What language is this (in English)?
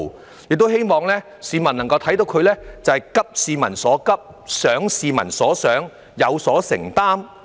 Cantonese